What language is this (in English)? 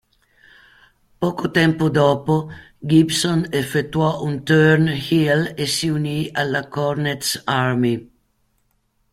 Italian